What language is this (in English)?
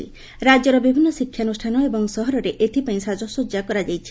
Odia